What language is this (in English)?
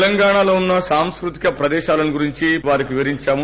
Telugu